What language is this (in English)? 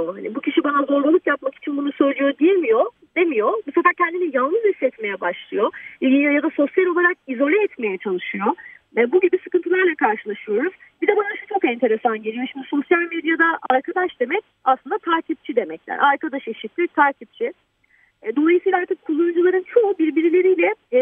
Turkish